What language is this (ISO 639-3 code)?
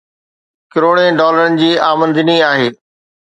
snd